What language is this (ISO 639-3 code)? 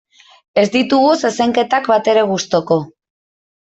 eus